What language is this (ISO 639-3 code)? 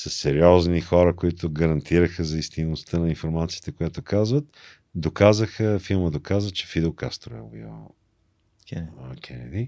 bul